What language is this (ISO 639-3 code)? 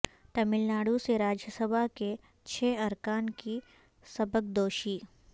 urd